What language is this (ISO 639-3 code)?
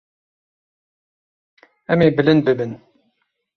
kur